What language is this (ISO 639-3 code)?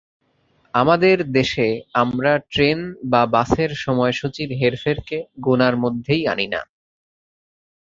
ben